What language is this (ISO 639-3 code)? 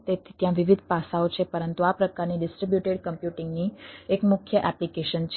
guj